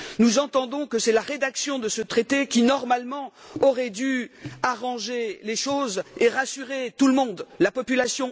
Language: French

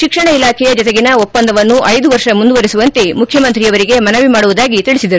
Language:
Kannada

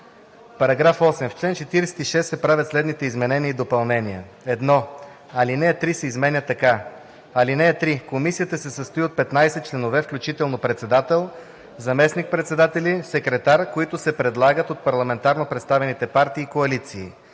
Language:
Bulgarian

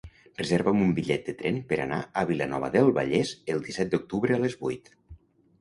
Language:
Catalan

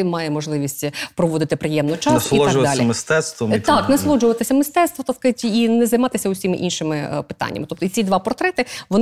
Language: Ukrainian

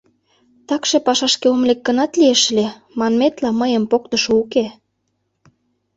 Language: Mari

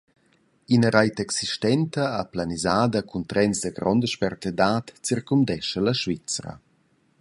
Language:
Romansh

